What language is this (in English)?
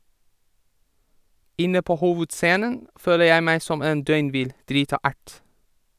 Norwegian